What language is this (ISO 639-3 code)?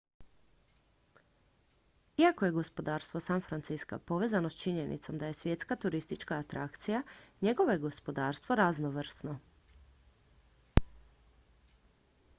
hrv